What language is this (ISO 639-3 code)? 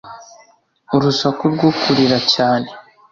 kin